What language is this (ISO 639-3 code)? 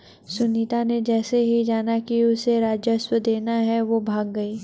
hin